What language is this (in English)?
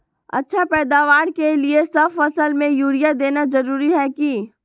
Magahi